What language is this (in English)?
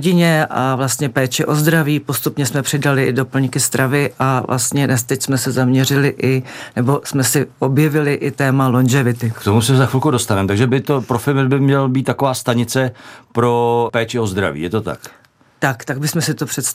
Czech